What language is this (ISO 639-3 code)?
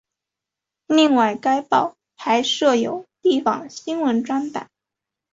zho